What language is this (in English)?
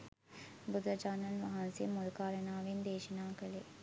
Sinhala